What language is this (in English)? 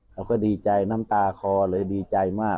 Thai